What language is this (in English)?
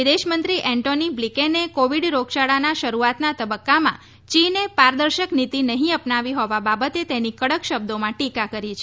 Gujarati